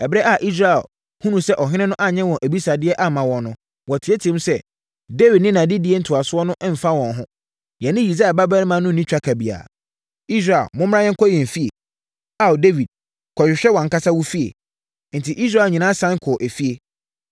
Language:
Akan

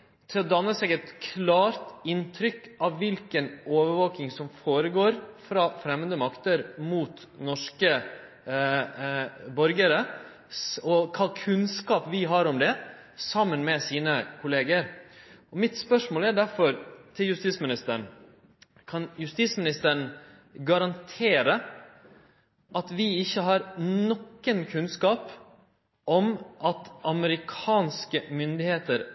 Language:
Norwegian Nynorsk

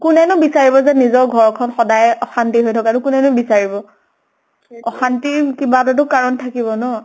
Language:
Assamese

